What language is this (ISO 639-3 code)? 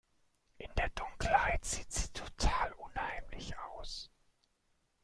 deu